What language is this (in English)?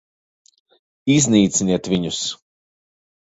Latvian